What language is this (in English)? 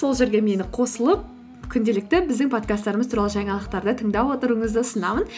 Kazakh